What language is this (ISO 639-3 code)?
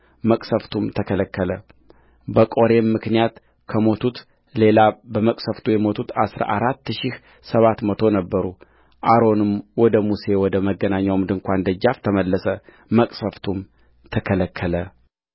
amh